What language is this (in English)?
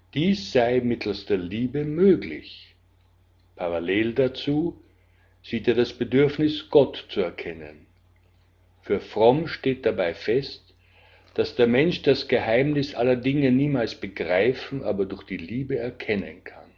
German